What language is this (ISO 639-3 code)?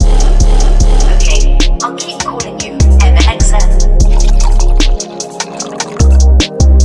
eng